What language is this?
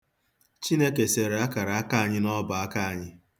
Igbo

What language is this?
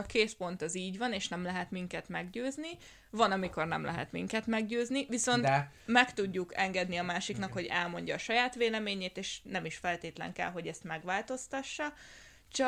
Hungarian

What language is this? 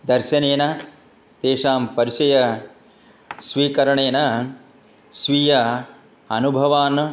Sanskrit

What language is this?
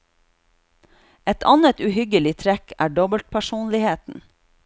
Norwegian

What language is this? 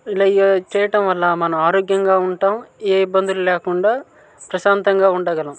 Telugu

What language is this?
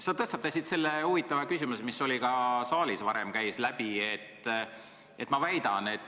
Estonian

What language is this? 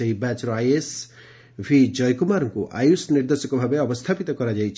Odia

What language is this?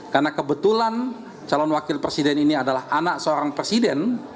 Indonesian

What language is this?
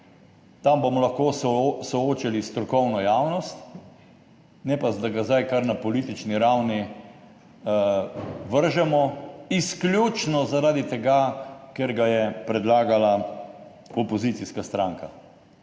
Slovenian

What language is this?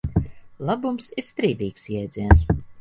Latvian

